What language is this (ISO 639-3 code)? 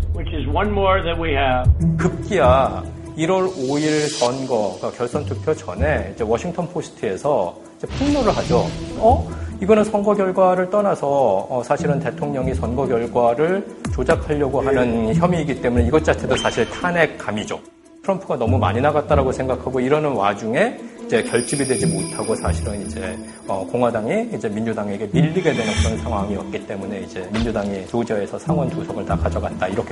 kor